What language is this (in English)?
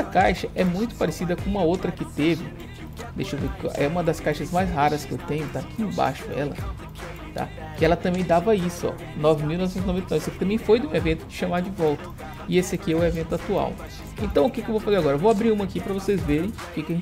Portuguese